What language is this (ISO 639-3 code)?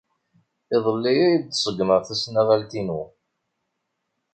kab